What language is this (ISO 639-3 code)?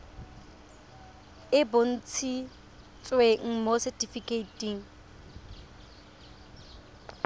tsn